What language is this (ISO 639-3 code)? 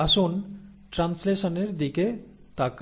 ben